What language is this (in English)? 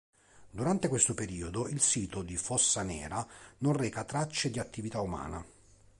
Italian